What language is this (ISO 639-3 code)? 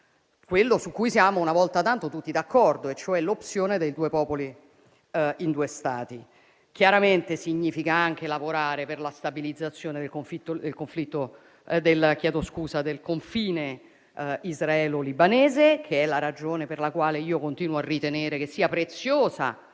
ita